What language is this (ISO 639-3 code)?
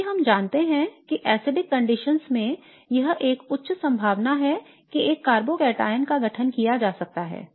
hin